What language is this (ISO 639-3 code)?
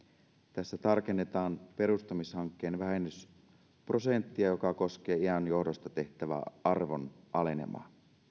fin